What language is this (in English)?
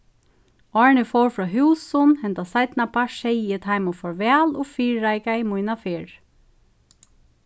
Faroese